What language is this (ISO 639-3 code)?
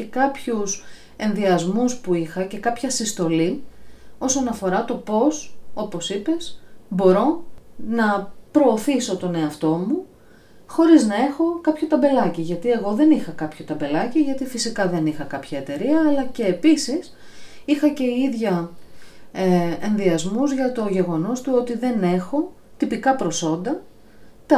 ell